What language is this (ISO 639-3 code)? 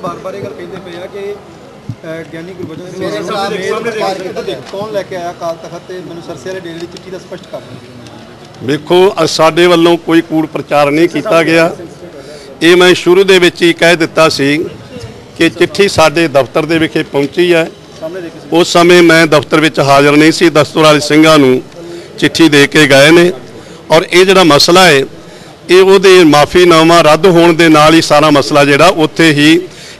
hin